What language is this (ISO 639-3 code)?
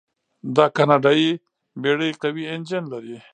pus